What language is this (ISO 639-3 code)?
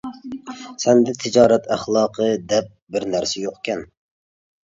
uig